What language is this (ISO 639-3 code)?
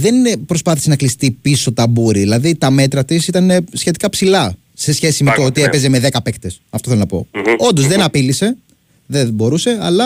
ell